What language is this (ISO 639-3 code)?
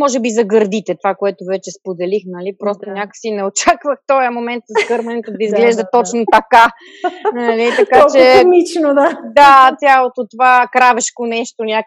bul